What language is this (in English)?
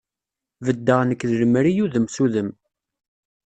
Kabyle